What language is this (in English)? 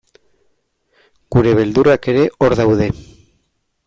Basque